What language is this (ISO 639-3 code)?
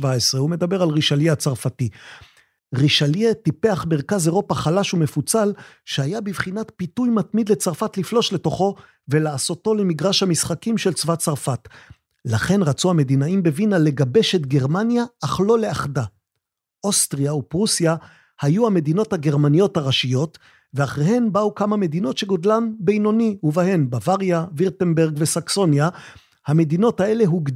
heb